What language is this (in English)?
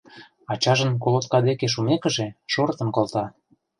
Mari